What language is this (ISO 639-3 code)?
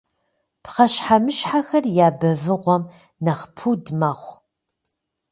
kbd